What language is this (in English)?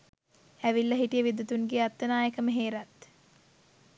Sinhala